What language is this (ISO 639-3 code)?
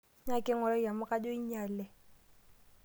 mas